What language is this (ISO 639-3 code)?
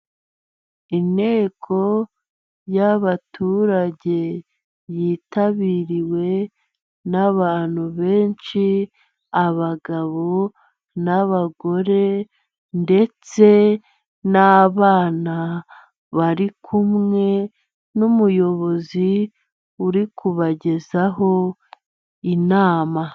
kin